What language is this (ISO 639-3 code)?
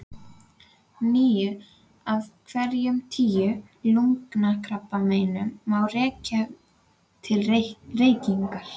isl